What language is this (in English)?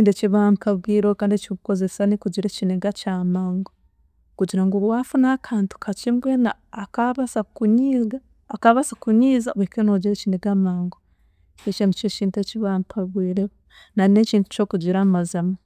Chiga